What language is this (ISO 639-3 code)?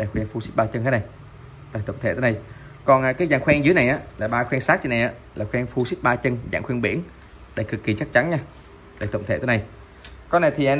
vie